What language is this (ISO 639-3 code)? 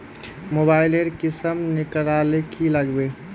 mag